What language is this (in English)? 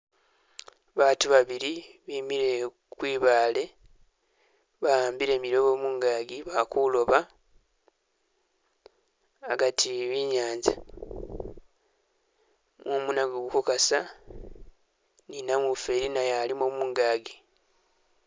Masaaba